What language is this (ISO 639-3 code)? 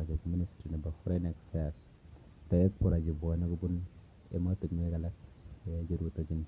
kln